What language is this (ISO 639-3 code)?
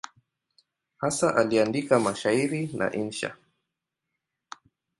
swa